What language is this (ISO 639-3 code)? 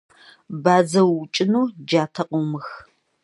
kbd